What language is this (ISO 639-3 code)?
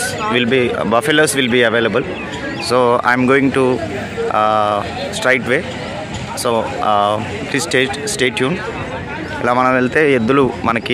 tel